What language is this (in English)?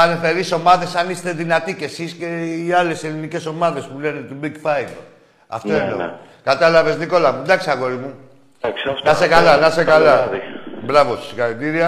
Greek